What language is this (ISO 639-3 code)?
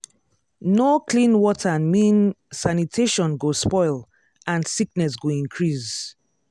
pcm